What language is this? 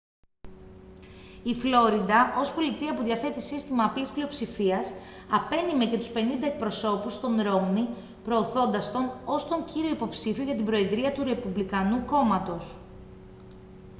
Greek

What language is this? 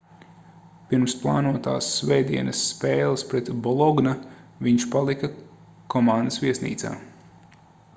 Latvian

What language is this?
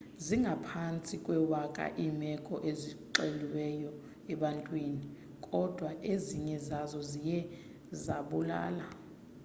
Xhosa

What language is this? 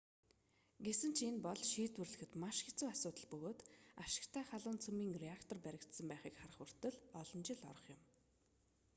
Mongolian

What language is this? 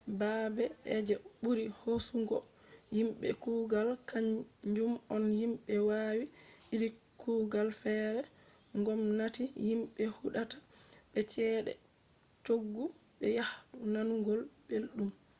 Fula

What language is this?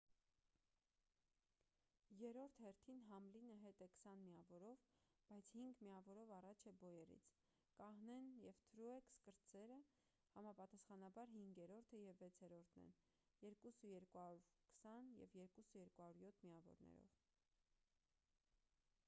Armenian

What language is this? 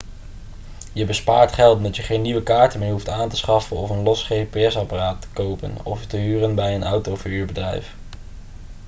Dutch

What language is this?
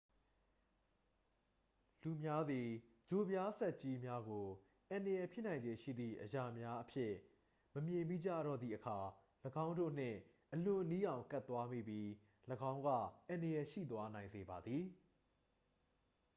Burmese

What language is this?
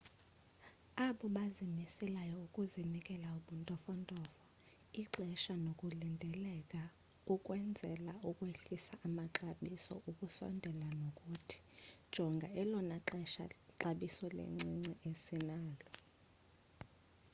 Xhosa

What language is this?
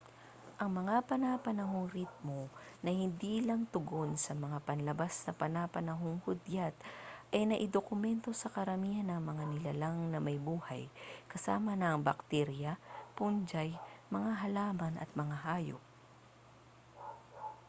Filipino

